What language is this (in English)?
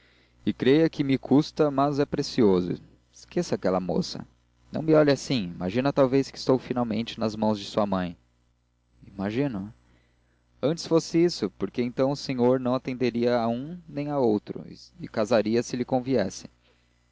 Portuguese